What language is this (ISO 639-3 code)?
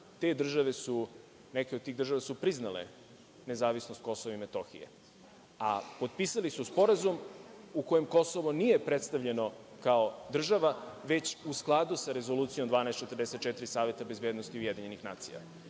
srp